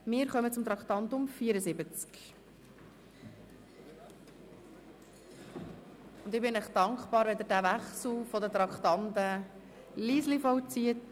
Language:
Swiss German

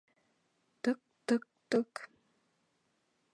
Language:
Bashkir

